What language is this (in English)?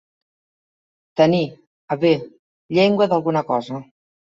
Catalan